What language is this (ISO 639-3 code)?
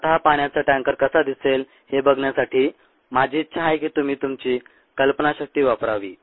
mar